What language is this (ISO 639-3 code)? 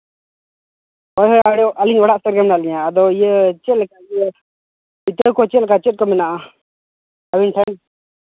sat